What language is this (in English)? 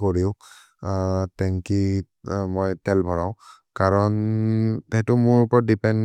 Maria (India)